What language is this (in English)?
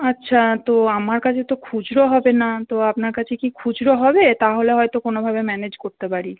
Bangla